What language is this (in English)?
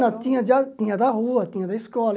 Portuguese